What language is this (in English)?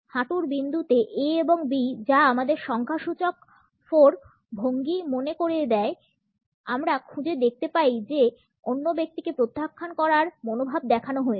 Bangla